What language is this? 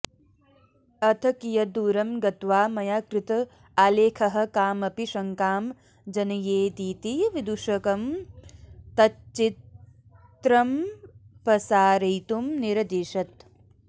Sanskrit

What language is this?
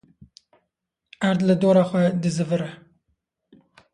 Kurdish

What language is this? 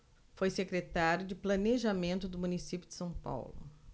Portuguese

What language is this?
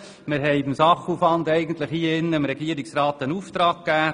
Swiss German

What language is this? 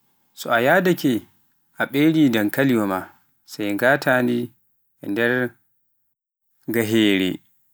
Pular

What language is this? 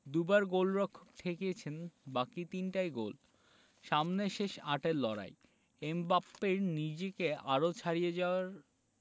Bangla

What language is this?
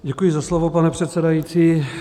Czech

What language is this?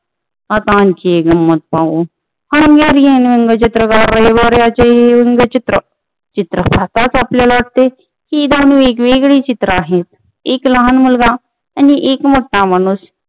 Marathi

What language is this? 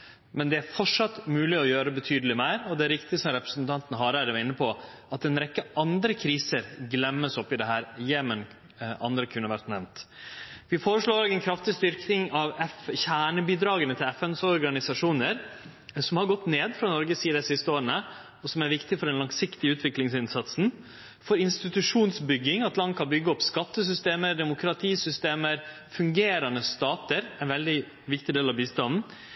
Norwegian Nynorsk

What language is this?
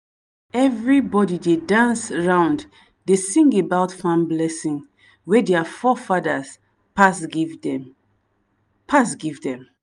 Nigerian Pidgin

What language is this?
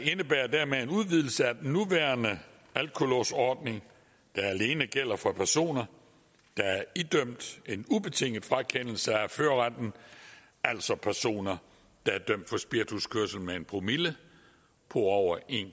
Danish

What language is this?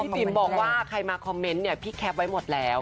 Thai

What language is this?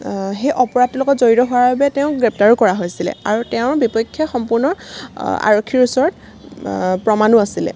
Assamese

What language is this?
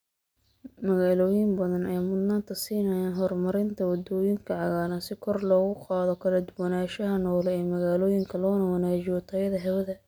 Somali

